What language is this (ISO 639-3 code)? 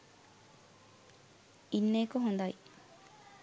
sin